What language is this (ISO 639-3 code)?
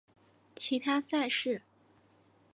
zho